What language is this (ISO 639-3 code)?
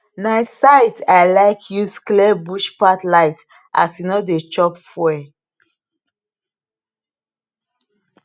pcm